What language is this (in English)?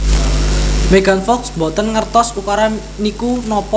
Javanese